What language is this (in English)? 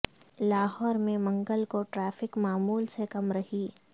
Urdu